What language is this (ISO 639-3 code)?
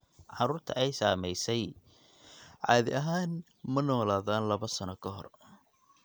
som